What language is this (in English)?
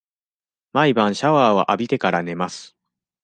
Japanese